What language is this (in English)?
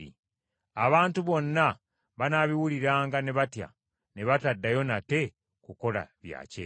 Ganda